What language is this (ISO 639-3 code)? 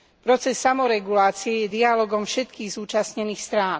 slk